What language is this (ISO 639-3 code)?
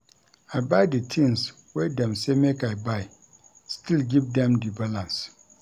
pcm